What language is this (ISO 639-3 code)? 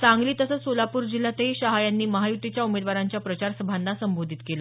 mar